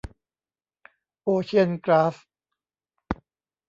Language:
Thai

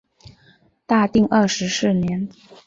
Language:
Chinese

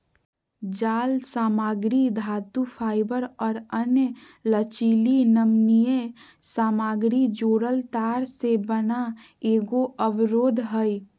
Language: Magahi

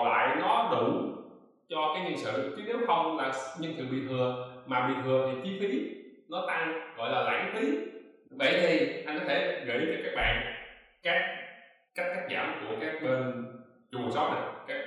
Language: Vietnamese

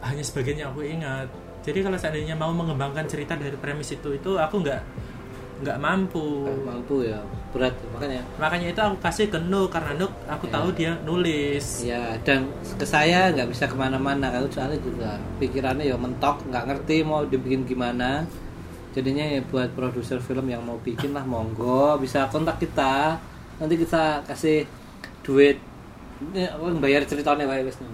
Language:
Indonesian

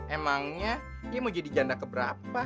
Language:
Indonesian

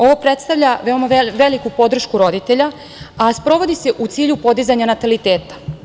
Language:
Serbian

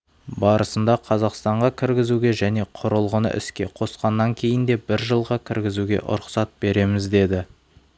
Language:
Kazakh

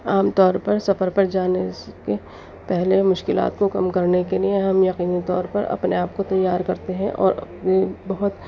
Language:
Urdu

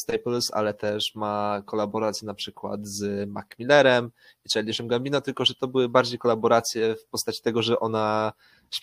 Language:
Polish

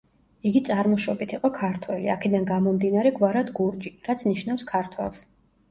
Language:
Georgian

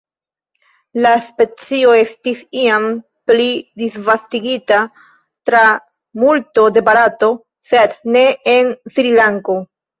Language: Esperanto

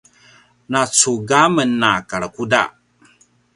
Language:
Paiwan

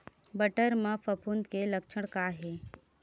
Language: Chhattisgarhi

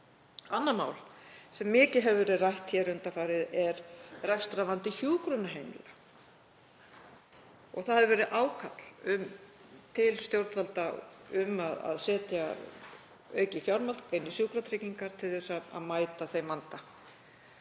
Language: Icelandic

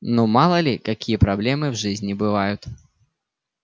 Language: Russian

